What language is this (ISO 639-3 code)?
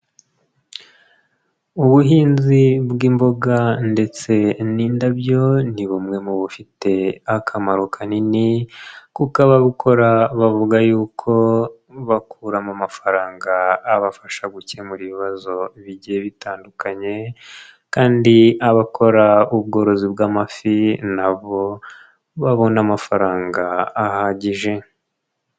kin